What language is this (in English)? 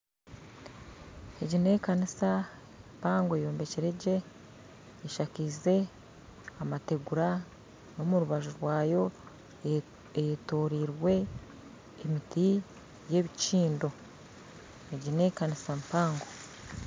Nyankole